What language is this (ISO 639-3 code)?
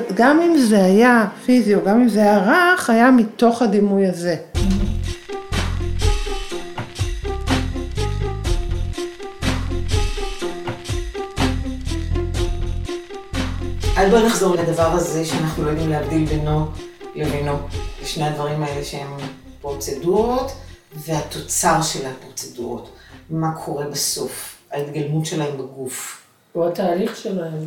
heb